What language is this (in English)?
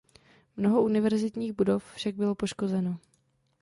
Czech